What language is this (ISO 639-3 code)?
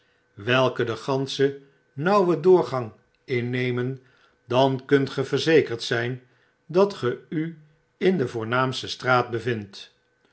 nld